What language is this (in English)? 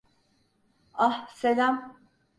Turkish